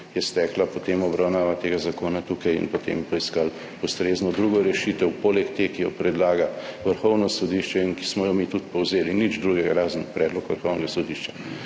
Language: Slovenian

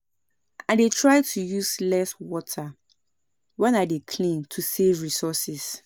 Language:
Nigerian Pidgin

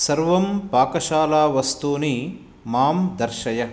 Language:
Sanskrit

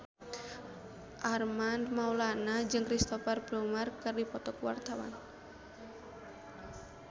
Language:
Sundanese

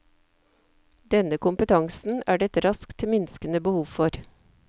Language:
Norwegian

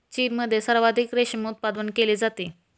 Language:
Marathi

